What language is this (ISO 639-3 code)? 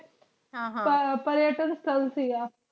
pan